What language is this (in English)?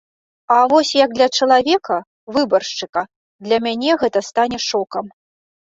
Belarusian